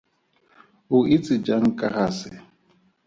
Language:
Tswana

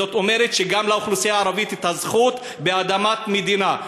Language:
Hebrew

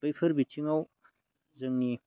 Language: Bodo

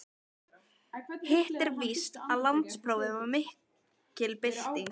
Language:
Icelandic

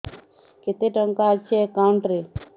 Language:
Odia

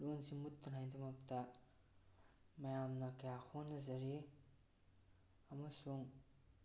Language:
Manipuri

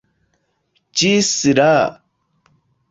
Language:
Esperanto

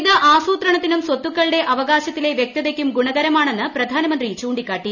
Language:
Malayalam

